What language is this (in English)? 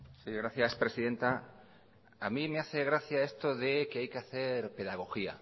Spanish